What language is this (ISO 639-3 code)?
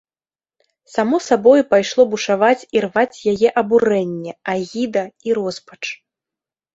bel